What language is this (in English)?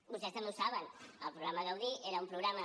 Catalan